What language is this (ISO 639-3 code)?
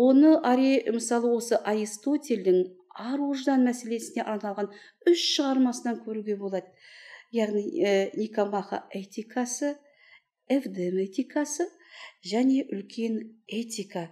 tur